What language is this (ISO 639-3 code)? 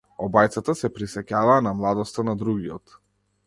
mkd